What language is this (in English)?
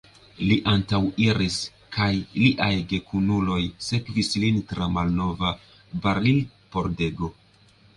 Esperanto